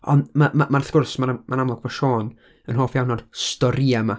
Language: Welsh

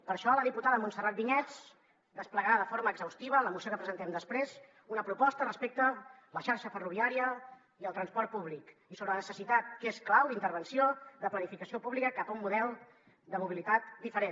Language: Catalan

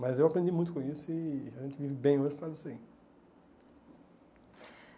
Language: Portuguese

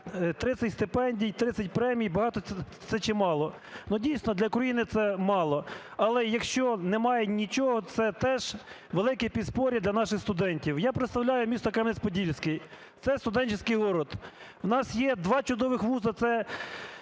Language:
Ukrainian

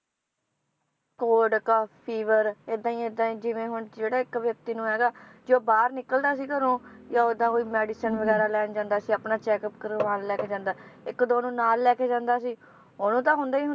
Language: Punjabi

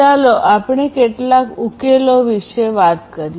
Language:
Gujarati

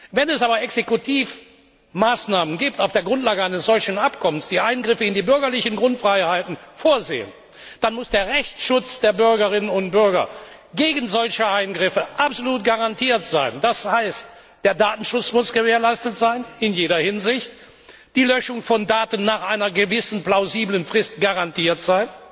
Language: German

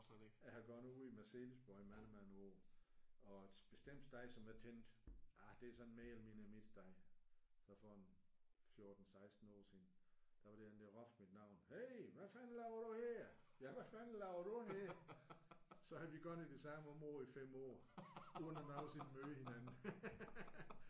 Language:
Danish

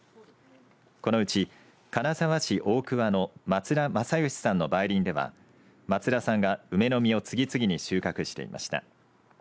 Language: Japanese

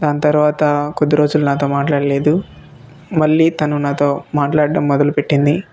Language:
Telugu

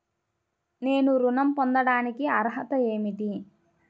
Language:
Telugu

